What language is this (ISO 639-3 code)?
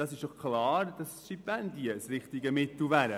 gsw